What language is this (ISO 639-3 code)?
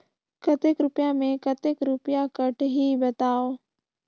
hne